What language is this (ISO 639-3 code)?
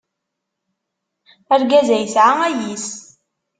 kab